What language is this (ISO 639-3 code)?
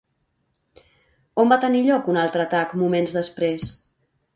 cat